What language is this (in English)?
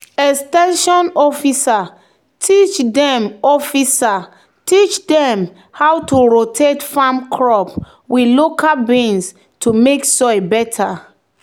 Nigerian Pidgin